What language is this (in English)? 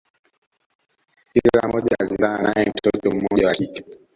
Swahili